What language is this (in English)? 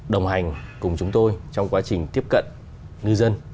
Vietnamese